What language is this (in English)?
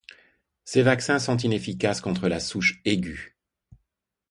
French